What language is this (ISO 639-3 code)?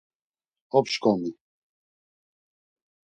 lzz